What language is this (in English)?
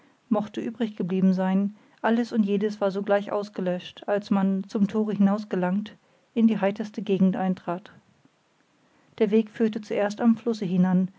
German